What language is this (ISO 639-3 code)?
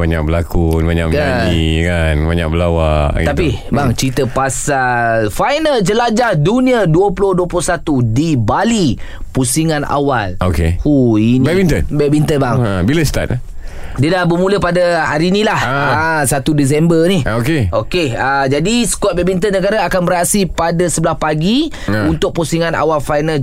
msa